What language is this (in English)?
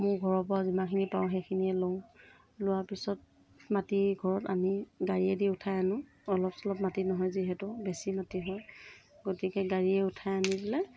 Assamese